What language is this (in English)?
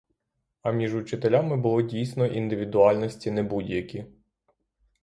Ukrainian